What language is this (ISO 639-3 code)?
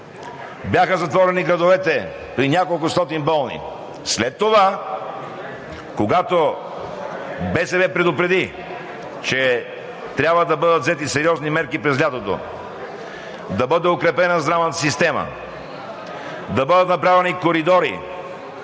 bul